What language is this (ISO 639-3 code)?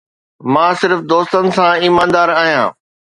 snd